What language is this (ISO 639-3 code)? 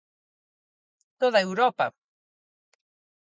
glg